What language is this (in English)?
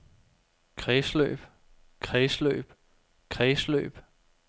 Danish